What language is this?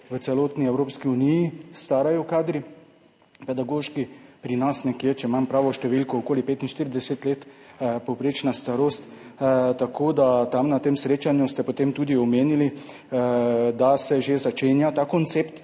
Slovenian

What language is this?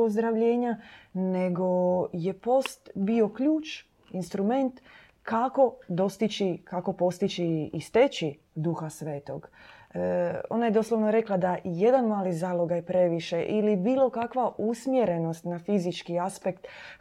Croatian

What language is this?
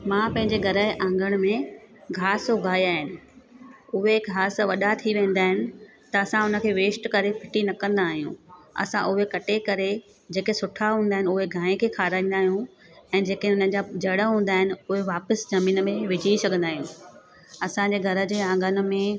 Sindhi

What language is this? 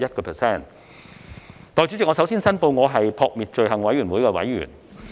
Cantonese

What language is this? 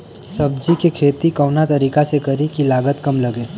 Bhojpuri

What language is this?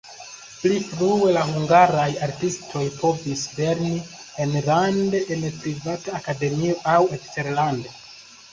Esperanto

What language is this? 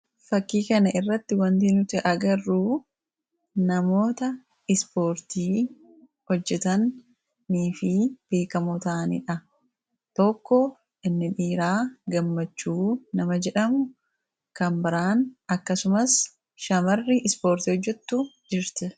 Oromo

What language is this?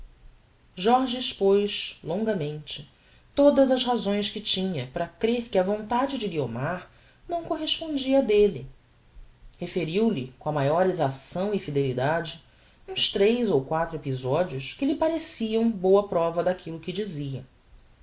Portuguese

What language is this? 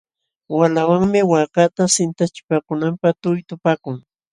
Jauja Wanca Quechua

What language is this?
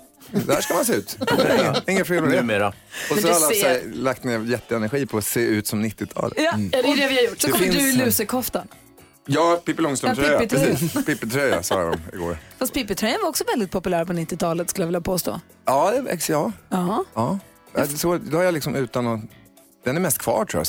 Swedish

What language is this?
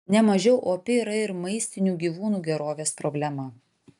Lithuanian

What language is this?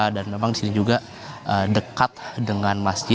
Indonesian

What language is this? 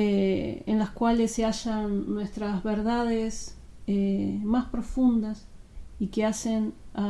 Spanish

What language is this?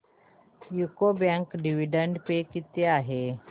Marathi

